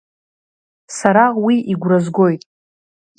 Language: Abkhazian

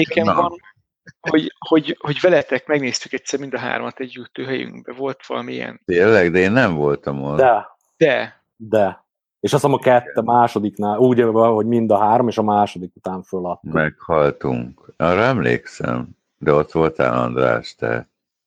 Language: Hungarian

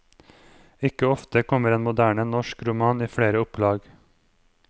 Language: Norwegian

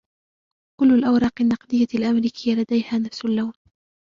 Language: Arabic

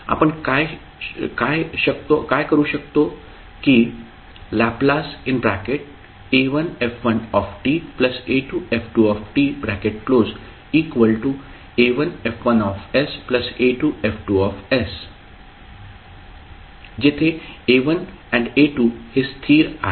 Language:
Marathi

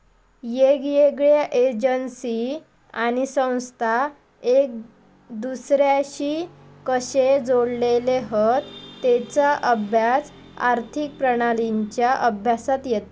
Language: Marathi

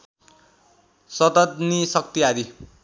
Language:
Nepali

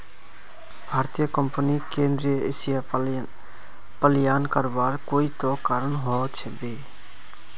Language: Magahi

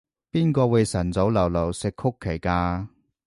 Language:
Cantonese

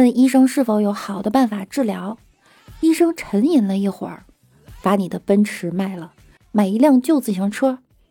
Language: Chinese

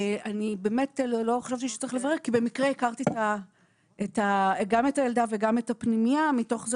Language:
Hebrew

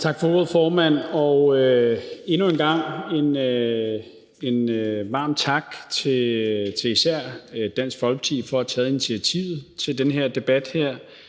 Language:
Danish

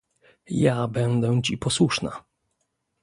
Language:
Polish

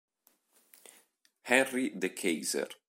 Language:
Italian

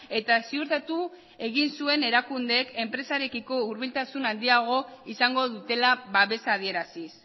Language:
Basque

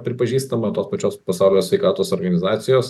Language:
Lithuanian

